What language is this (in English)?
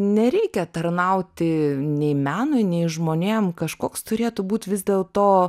Lithuanian